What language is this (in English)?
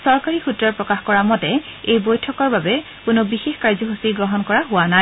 Assamese